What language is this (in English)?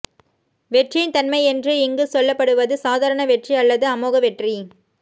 Tamil